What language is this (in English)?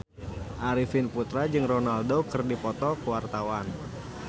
Sundanese